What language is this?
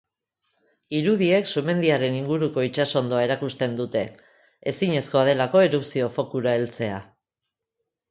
Basque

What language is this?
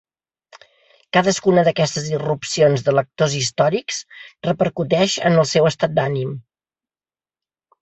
Catalan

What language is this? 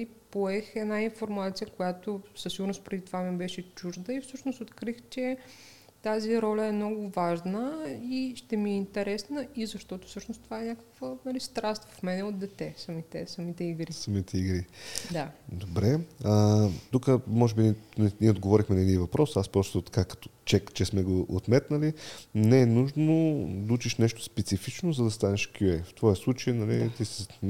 Bulgarian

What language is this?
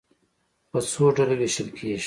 Pashto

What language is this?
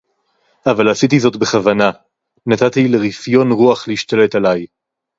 Hebrew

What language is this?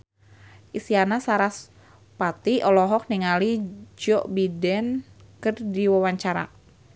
Sundanese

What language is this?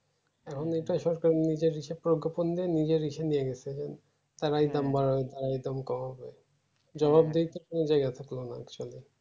Bangla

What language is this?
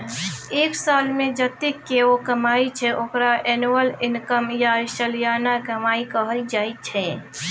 Maithili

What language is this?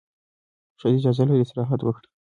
Pashto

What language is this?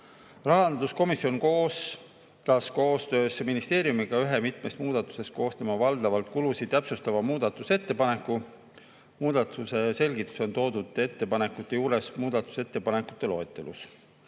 Estonian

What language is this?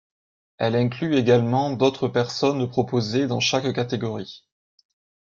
French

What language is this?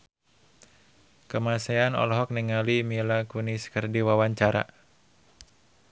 Sundanese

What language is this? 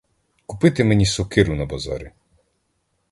Ukrainian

